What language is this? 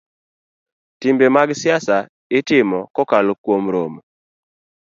Luo (Kenya and Tanzania)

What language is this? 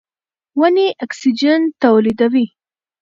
Pashto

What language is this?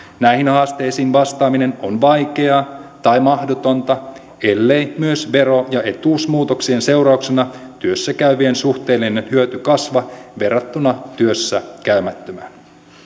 Finnish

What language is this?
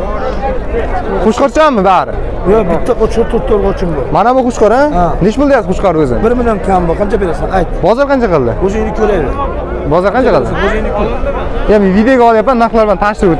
Turkish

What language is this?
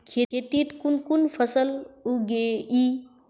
Magahi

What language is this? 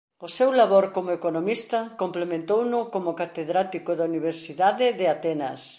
Galician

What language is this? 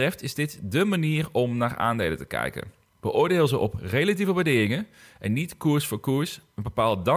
Dutch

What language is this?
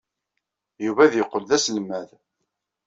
Kabyle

